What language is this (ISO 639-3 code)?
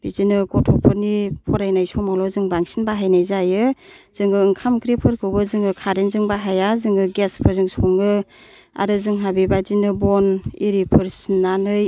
brx